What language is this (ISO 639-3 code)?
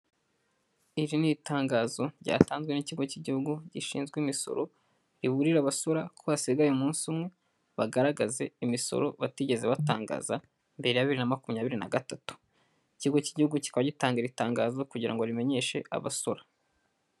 kin